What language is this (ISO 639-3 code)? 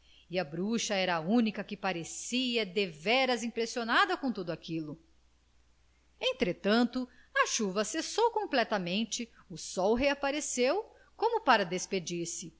por